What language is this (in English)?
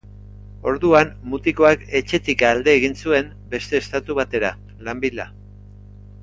Basque